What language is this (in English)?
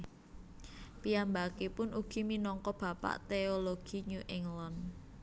Javanese